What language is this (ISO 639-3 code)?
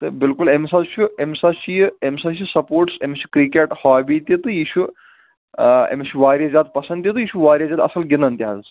kas